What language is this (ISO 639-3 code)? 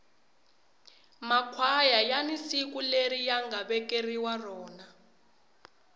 tso